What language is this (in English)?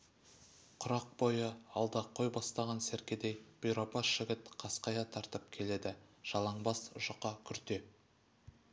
Kazakh